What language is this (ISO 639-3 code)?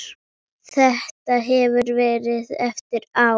isl